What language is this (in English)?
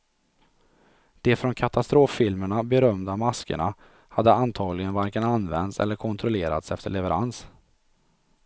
Swedish